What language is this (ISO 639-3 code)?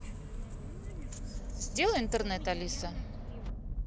rus